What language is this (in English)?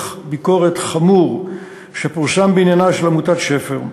Hebrew